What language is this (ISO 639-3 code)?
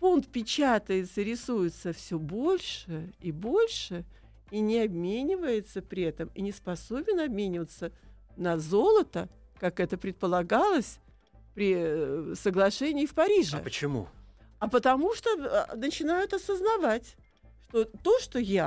rus